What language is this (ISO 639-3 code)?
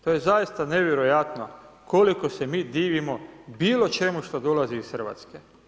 hrv